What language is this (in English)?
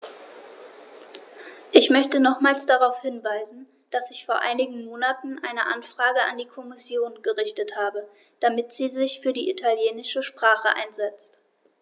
German